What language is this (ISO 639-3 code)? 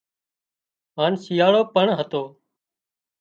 kxp